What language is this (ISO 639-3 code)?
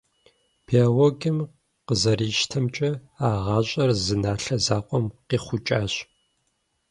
kbd